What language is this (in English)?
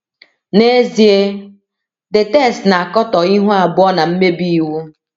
Igbo